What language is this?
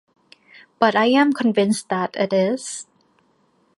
English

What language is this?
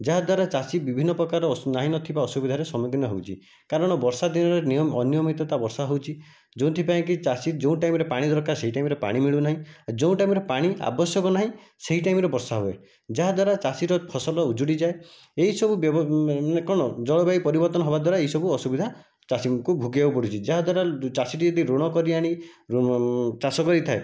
Odia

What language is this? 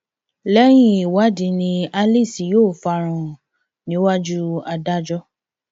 Yoruba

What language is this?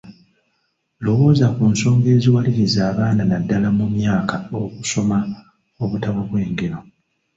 Ganda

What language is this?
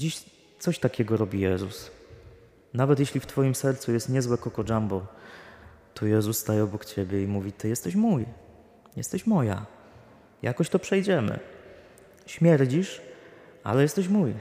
Polish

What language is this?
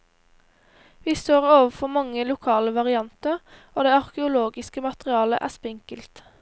Norwegian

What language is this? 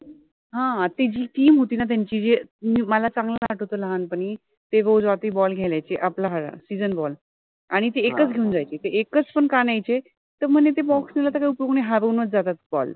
Marathi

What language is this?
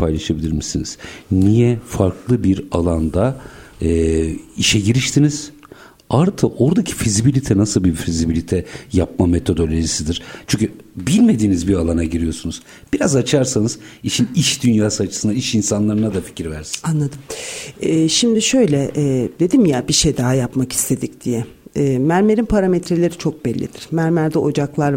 Turkish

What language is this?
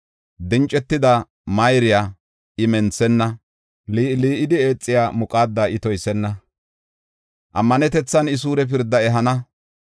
Gofa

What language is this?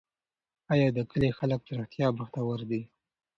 Pashto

